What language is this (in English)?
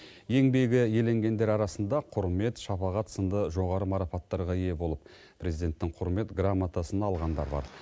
Kazakh